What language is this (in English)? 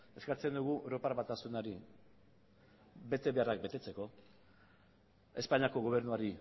Basque